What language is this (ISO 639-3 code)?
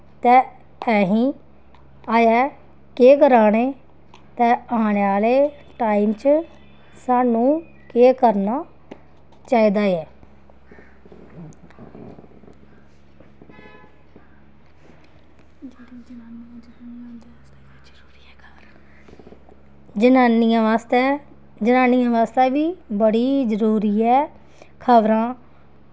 doi